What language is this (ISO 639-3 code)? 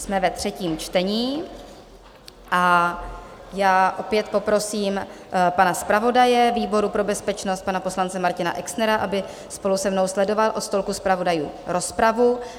ces